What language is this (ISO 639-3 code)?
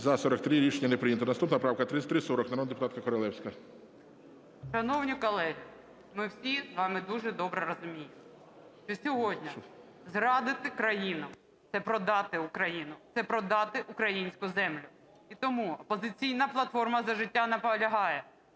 ukr